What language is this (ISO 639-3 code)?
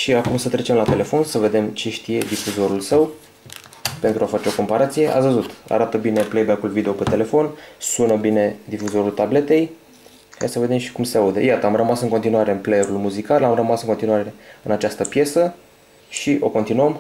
ron